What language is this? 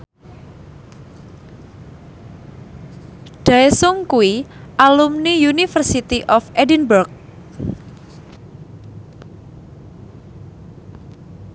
Javanese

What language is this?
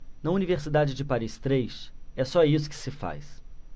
Portuguese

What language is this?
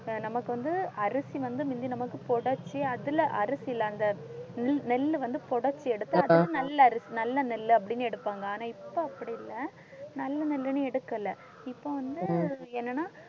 Tamil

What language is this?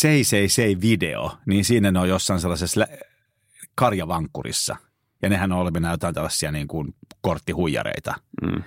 Finnish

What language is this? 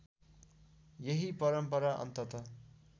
Nepali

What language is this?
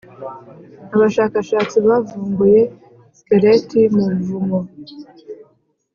Kinyarwanda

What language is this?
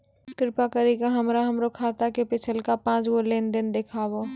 Maithili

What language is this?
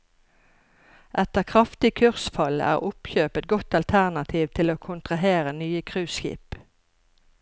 Norwegian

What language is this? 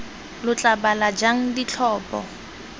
Tswana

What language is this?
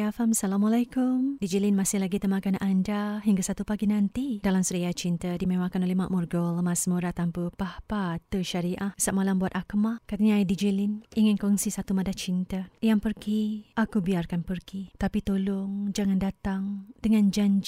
Malay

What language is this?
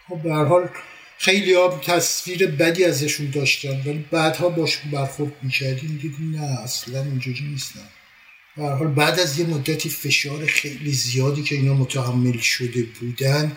Persian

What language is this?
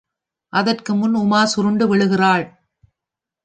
Tamil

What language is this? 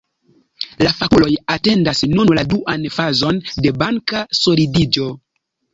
Esperanto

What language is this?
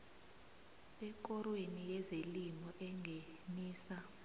South Ndebele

